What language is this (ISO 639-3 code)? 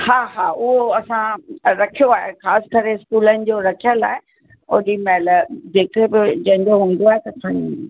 snd